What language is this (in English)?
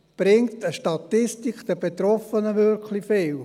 Swiss German